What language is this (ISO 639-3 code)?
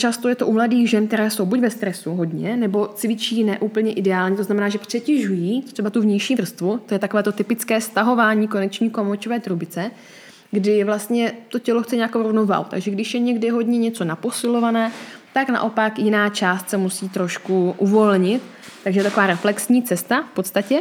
ces